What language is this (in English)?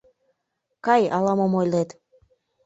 Mari